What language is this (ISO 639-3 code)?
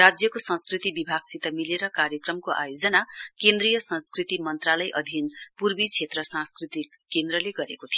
nep